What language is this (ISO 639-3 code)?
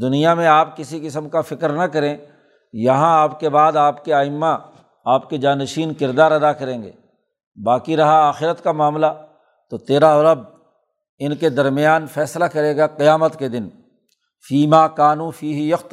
urd